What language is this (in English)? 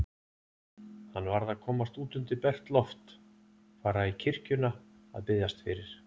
Icelandic